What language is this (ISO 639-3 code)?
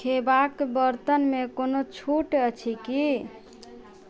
mai